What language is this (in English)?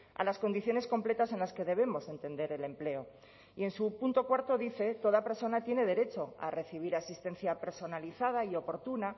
Spanish